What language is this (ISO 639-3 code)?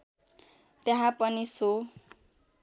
nep